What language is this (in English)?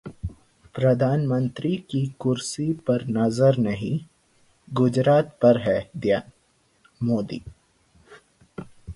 Hindi